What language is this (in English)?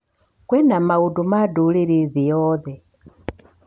Kikuyu